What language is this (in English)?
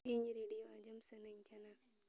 Santali